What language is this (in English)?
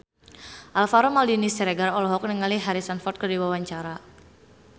Sundanese